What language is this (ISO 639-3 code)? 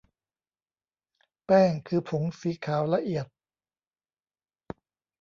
tha